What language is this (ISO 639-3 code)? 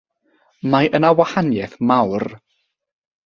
cym